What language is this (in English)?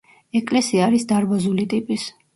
Georgian